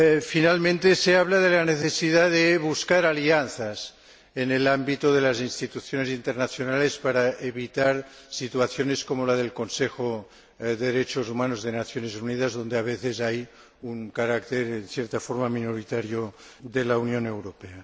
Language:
Spanish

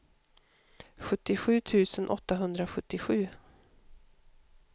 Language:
Swedish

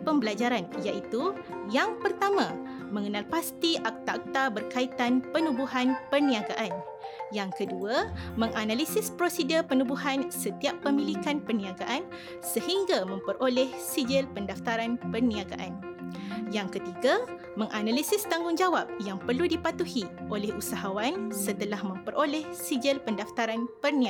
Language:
Malay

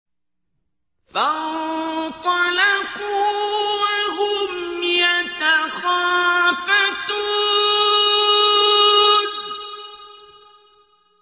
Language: Arabic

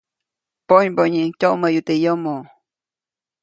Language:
Copainalá Zoque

